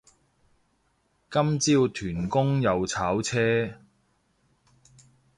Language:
Cantonese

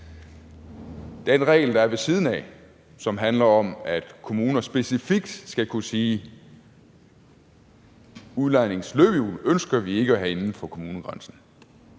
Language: Danish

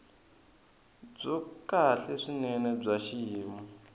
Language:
Tsonga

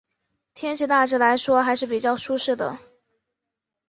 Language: Chinese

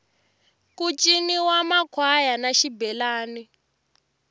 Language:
Tsonga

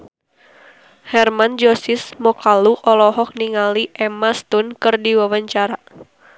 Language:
Sundanese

